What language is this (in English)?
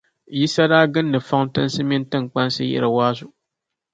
Dagbani